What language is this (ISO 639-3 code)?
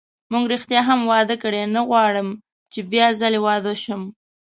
pus